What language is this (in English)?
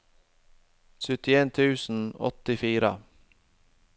Norwegian